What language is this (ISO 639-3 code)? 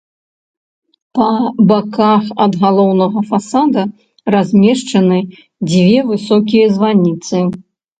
bel